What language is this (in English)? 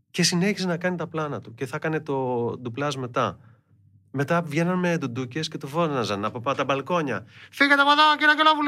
Greek